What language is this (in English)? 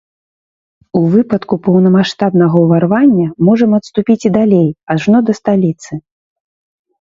Belarusian